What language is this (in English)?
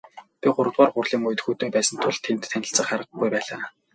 Mongolian